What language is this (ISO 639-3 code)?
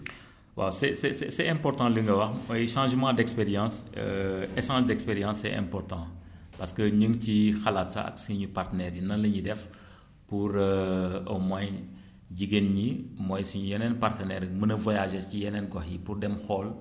wol